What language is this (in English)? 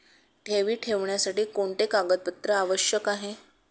Marathi